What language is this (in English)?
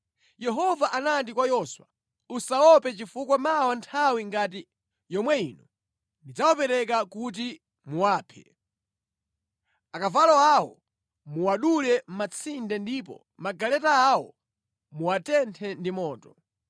Nyanja